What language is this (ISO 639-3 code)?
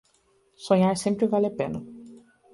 por